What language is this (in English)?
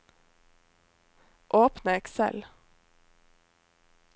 Norwegian